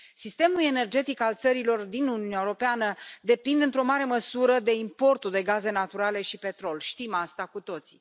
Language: Romanian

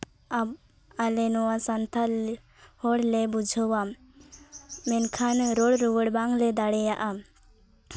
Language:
Santali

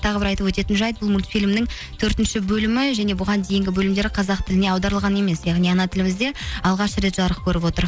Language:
Kazakh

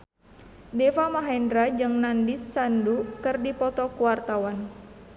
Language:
Sundanese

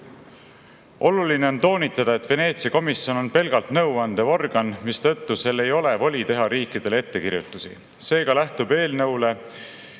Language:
Estonian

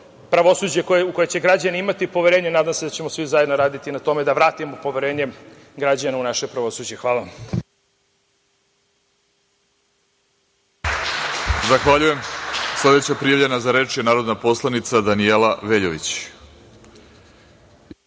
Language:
Serbian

